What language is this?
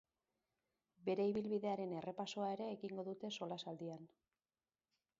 Basque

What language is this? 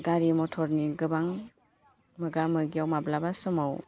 Bodo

